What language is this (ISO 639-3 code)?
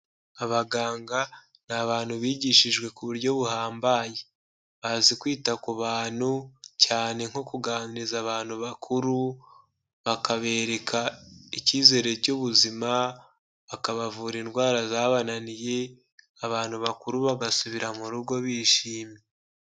kin